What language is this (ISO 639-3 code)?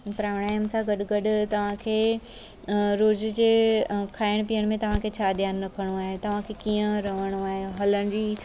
snd